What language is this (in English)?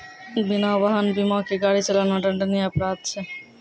Maithili